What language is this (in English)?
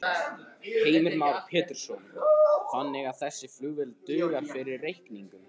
Icelandic